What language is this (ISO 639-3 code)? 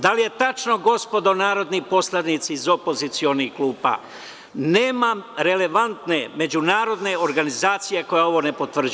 srp